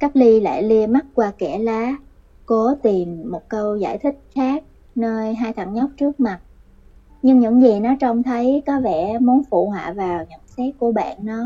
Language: Vietnamese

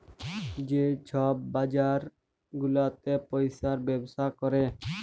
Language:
Bangla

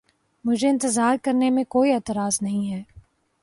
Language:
Urdu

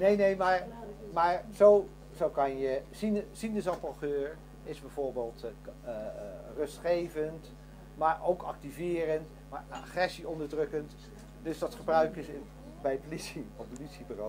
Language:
Dutch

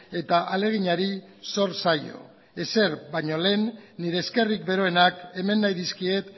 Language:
Basque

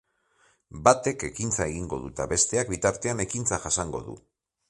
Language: Basque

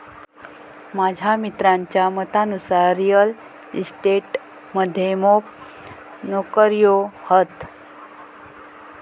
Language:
Marathi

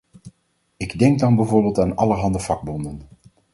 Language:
Dutch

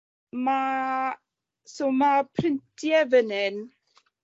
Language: Welsh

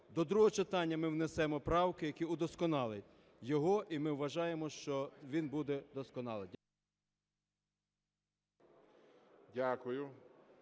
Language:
Ukrainian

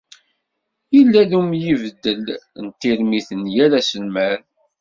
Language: Kabyle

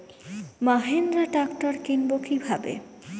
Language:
Bangla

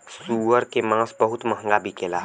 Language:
Bhojpuri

